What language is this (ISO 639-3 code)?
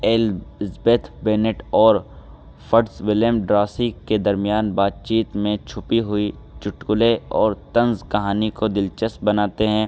urd